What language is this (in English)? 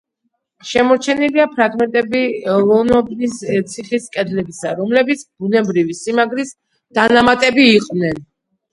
Georgian